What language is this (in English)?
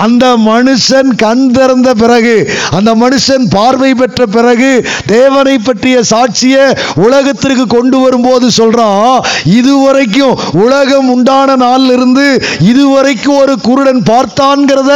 Tamil